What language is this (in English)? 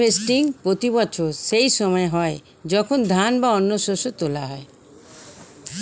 Bangla